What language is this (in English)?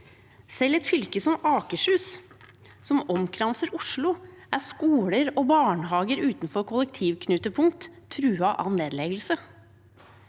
Norwegian